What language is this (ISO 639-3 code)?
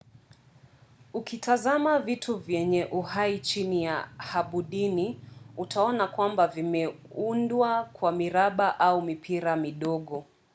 swa